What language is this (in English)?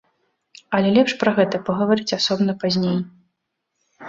Belarusian